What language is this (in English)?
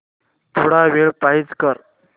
Marathi